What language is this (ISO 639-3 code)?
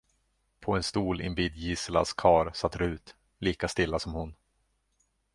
swe